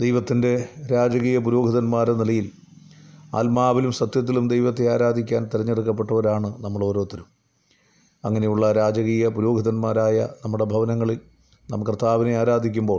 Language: Malayalam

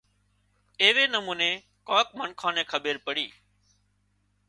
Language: Wadiyara Koli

